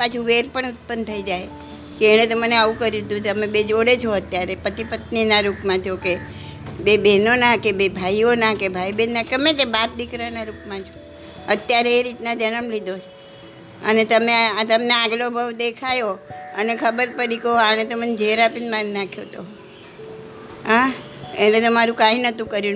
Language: Gujarati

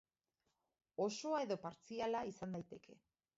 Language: Basque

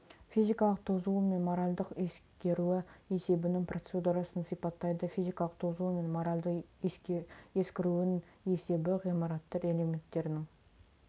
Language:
Kazakh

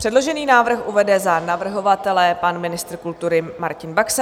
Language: Czech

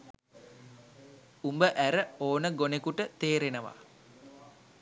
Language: Sinhala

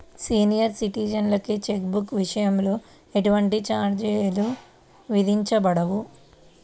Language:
Telugu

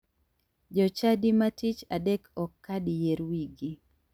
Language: Luo (Kenya and Tanzania)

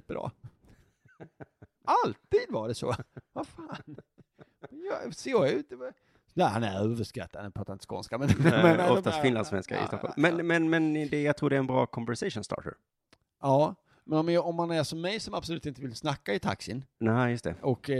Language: Swedish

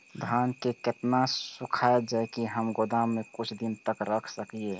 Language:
Maithili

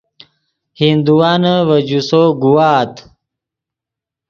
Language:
Yidgha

